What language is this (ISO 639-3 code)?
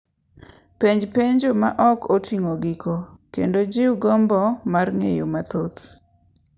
luo